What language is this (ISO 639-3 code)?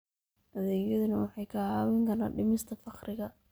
som